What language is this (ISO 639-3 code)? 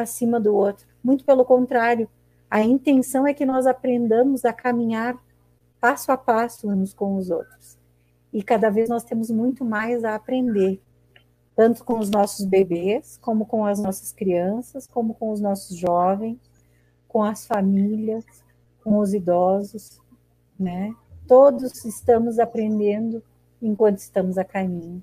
por